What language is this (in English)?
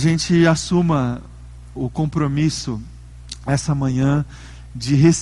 Portuguese